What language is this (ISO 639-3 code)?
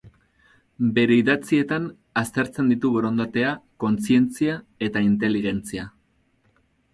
eus